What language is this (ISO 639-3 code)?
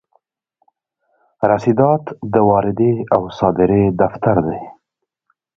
pus